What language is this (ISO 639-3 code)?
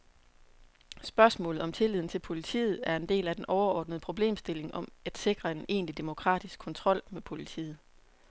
dan